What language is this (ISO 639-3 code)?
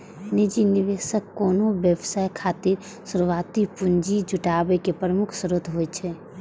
mai